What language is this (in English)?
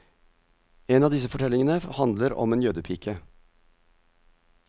Norwegian